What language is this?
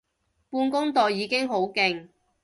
Cantonese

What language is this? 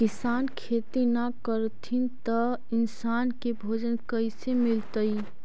Magahi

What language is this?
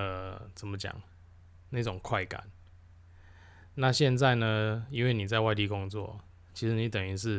Chinese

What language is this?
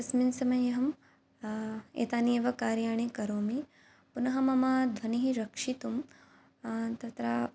Sanskrit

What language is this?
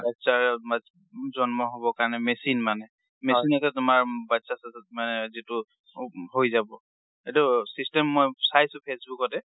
Assamese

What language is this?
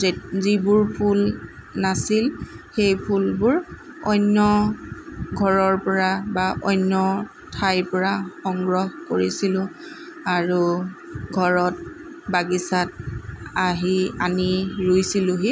Assamese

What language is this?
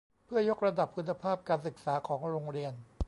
Thai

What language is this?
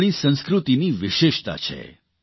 Gujarati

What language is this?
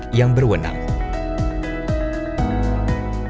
Indonesian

